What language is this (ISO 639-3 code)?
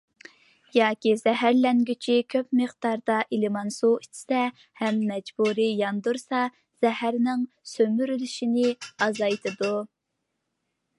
uig